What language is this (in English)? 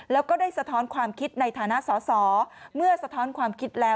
Thai